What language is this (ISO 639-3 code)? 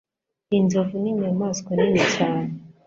kin